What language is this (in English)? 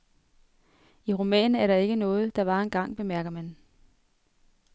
Danish